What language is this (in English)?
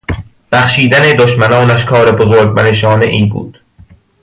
Persian